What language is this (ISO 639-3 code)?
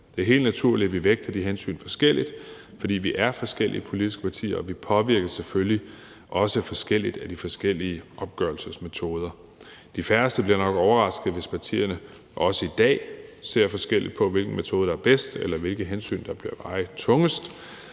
dan